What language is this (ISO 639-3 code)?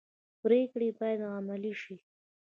pus